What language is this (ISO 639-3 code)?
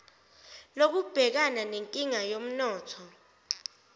zul